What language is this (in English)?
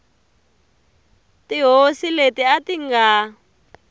Tsonga